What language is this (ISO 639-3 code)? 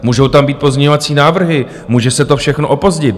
ces